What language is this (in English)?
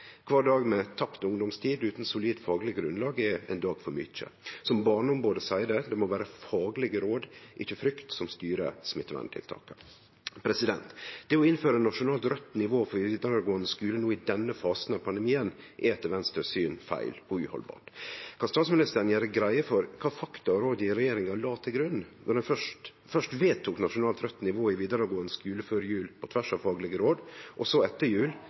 Norwegian Nynorsk